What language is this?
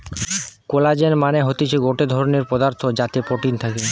Bangla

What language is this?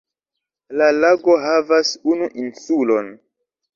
Esperanto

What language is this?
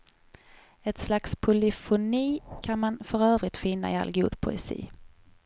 Swedish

